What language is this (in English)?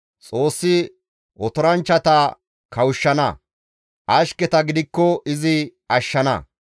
Gamo